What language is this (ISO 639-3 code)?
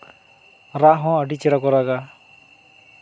sat